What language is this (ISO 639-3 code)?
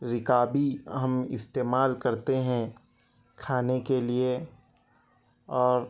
urd